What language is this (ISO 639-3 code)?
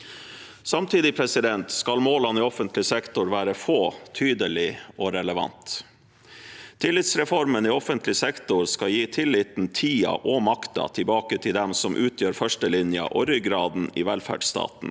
nor